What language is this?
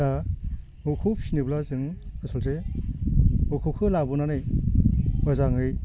Bodo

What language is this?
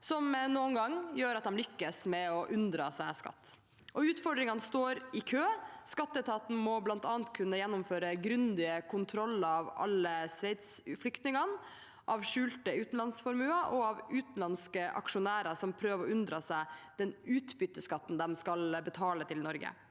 Norwegian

